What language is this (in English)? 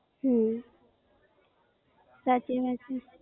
Gujarati